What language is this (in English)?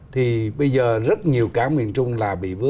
Vietnamese